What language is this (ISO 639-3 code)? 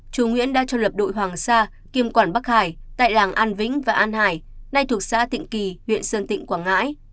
vie